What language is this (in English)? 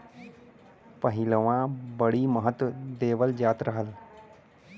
Bhojpuri